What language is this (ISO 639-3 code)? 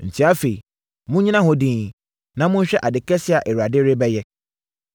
aka